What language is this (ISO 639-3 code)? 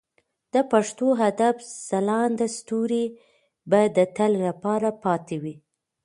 pus